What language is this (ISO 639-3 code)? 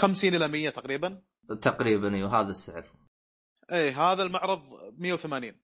ara